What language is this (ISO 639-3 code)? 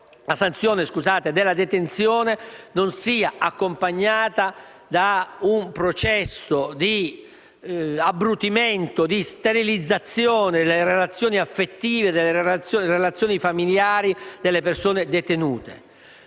ita